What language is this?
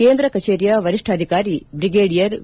Kannada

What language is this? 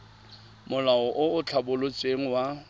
Tswana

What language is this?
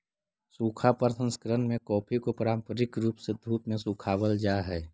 Magahi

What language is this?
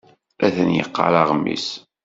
Kabyle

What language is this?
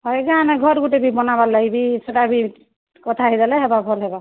Odia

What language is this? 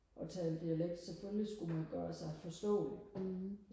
Danish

